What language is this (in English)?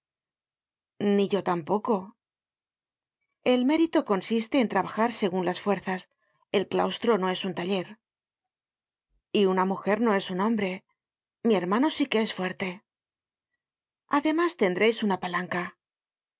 Spanish